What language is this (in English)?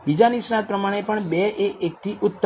Gujarati